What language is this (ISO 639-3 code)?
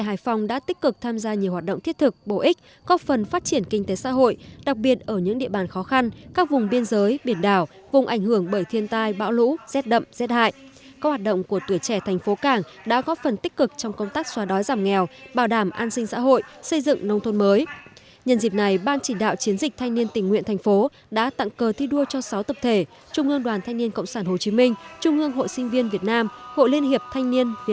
vie